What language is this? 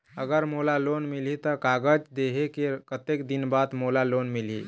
Chhattisgarhi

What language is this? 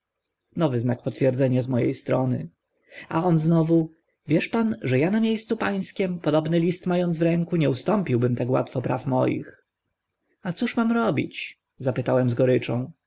Polish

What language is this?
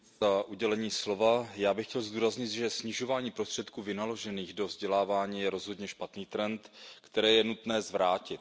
Czech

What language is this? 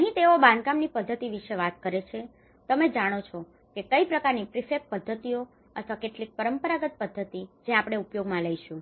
Gujarati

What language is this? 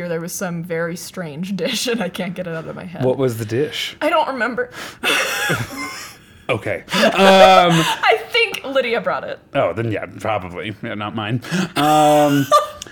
English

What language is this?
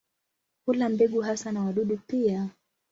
Swahili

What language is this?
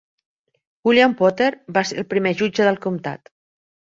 Catalan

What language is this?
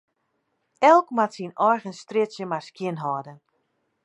Western Frisian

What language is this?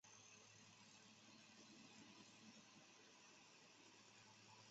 Chinese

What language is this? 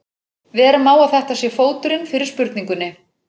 Icelandic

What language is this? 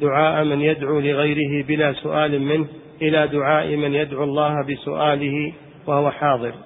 Arabic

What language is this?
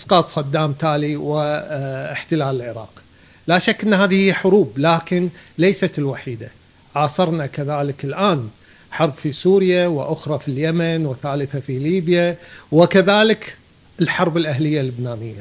Arabic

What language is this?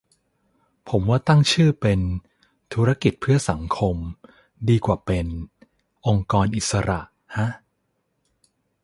Thai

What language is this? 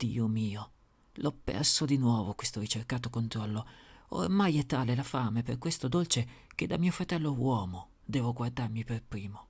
Italian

